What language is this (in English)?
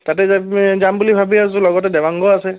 Assamese